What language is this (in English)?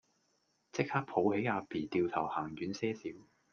Cantonese